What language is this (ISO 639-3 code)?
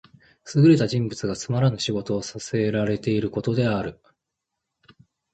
jpn